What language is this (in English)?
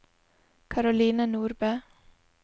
Norwegian